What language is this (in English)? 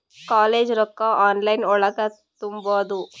Kannada